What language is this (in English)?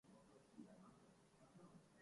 Urdu